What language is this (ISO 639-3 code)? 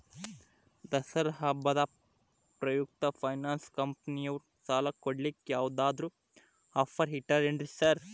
kan